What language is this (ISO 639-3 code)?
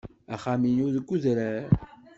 kab